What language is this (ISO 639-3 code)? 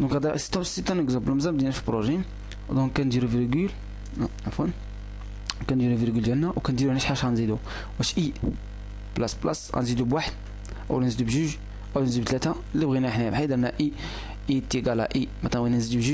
ara